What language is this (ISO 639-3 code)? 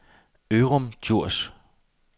dan